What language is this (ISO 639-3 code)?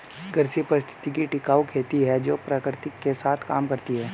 hin